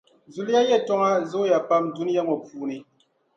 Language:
Dagbani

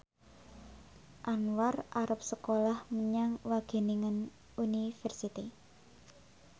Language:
Javanese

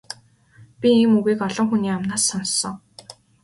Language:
Mongolian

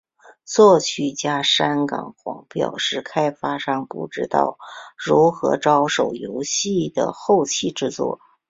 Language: Chinese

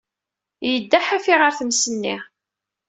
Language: Kabyle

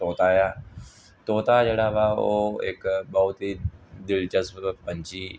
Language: Punjabi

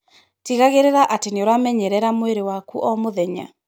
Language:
Kikuyu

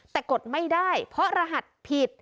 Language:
Thai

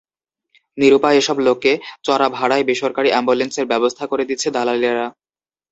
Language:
Bangla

